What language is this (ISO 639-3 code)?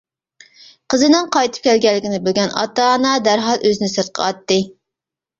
uig